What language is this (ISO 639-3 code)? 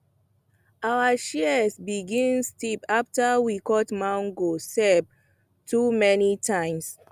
pcm